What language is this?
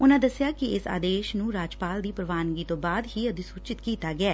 Punjabi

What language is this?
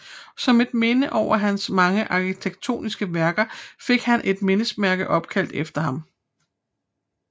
Danish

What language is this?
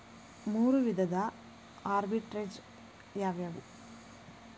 Kannada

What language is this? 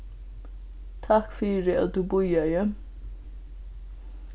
Faroese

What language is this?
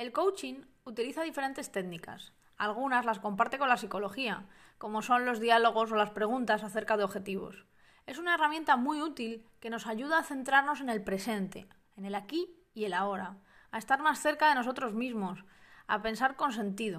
Spanish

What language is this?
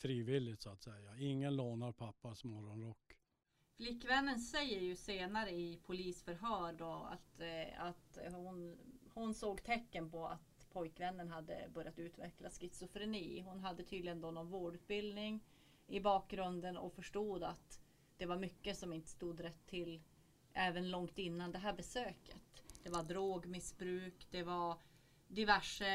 Swedish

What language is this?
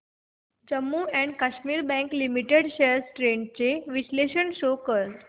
Marathi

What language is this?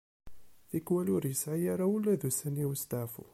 Kabyle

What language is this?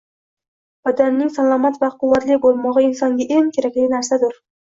Uzbek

